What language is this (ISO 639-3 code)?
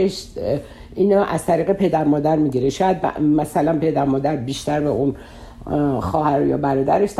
fas